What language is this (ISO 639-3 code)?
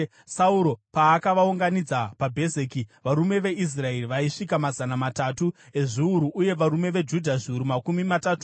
sna